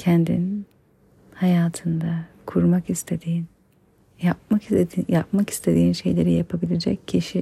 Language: Turkish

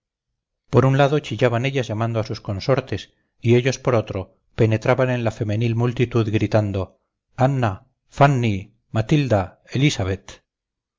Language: Spanish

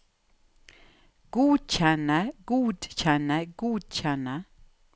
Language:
Norwegian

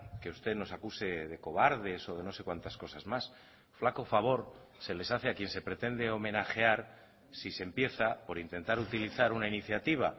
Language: Spanish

